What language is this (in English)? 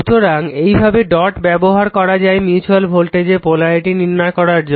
Bangla